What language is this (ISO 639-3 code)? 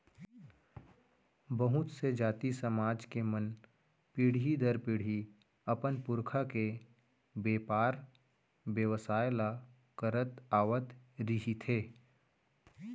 hne